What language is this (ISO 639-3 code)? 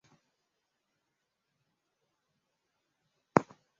swa